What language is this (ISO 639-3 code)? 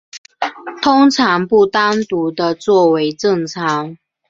zho